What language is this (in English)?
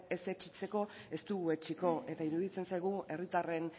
Basque